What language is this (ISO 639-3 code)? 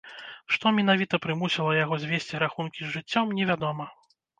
bel